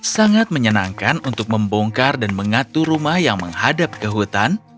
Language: Indonesian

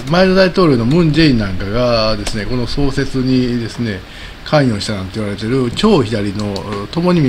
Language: Japanese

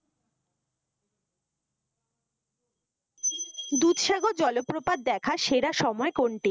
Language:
Bangla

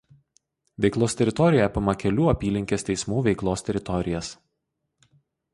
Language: Lithuanian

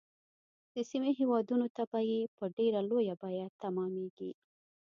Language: Pashto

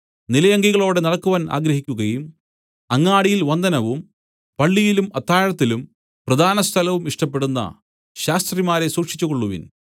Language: Malayalam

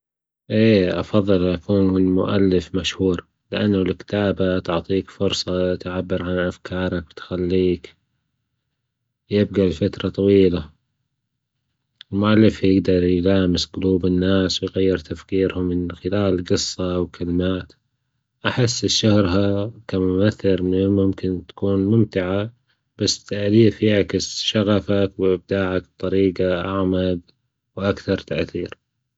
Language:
Gulf Arabic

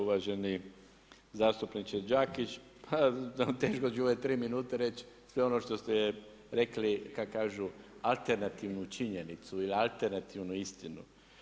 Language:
Croatian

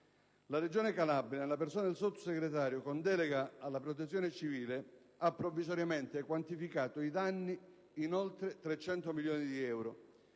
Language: Italian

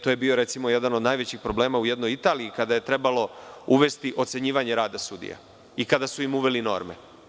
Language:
Serbian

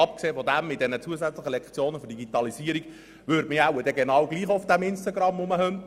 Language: Swiss German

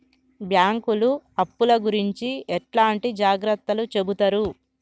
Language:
Telugu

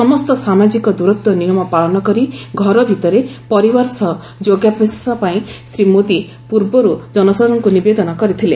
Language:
Odia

